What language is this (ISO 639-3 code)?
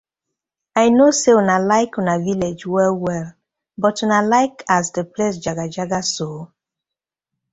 pcm